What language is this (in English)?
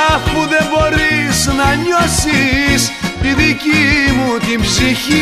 Greek